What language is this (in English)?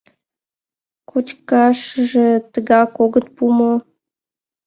Mari